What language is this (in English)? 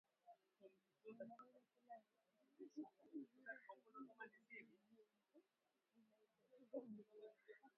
Swahili